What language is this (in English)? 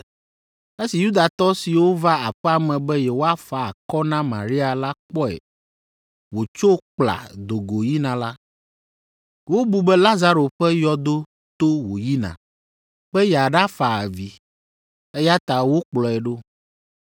Ewe